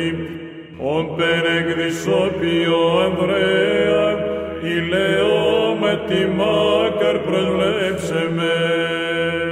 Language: Greek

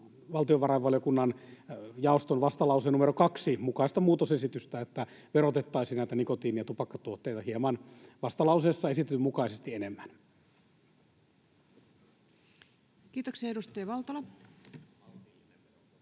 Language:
Finnish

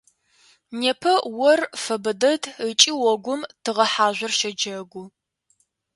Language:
Adyghe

